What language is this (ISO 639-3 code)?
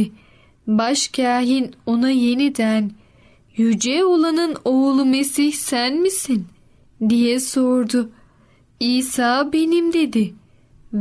tur